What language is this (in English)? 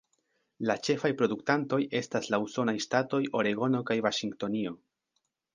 Esperanto